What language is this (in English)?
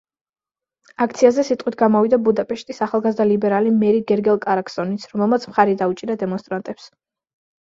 Georgian